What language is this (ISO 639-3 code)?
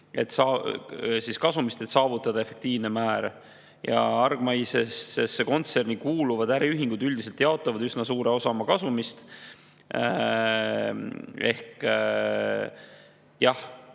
est